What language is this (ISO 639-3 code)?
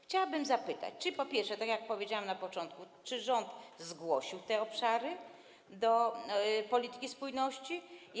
pol